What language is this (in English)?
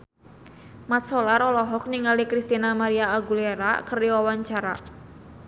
Sundanese